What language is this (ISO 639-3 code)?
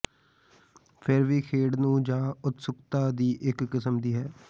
pan